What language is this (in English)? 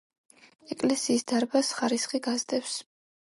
Georgian